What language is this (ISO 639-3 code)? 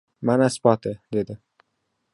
uzb